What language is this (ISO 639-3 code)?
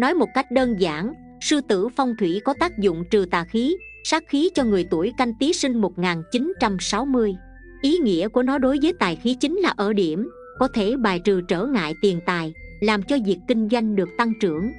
vie